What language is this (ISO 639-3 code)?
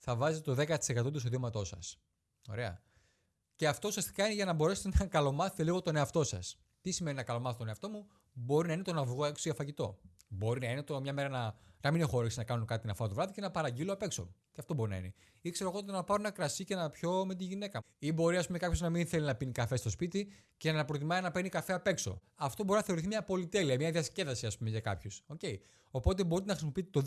ell